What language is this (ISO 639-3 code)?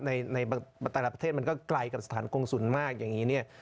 tha